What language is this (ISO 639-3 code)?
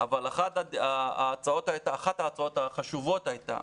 heb